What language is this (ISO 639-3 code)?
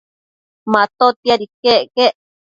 mcf